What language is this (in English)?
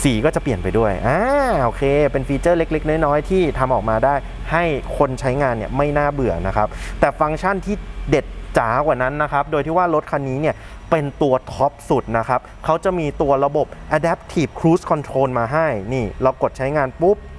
Thai